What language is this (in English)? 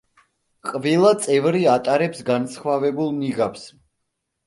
Georgian